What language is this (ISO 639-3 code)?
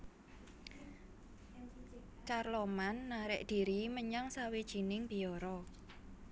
jav